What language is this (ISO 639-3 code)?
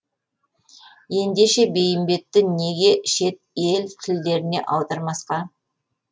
kaz